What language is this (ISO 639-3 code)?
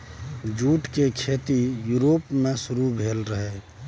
mai